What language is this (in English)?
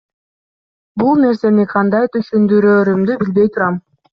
Kyrgyz